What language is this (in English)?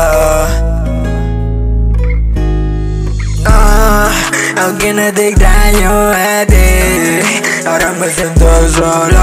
English